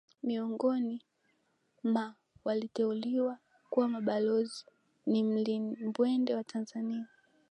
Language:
Swahili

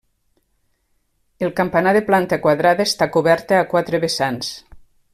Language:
Catalan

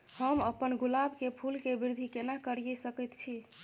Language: Maithili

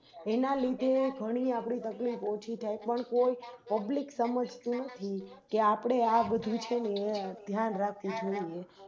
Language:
Gujarati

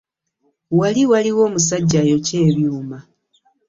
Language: Ganda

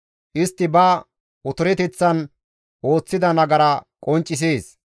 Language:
Gamo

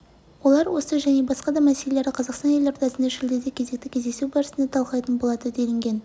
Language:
Kazakh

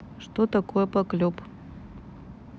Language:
Russian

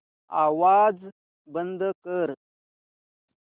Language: Marathi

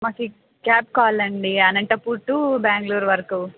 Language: Telugu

